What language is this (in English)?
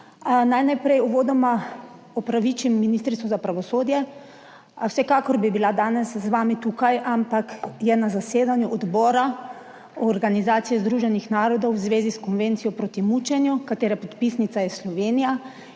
Slovenian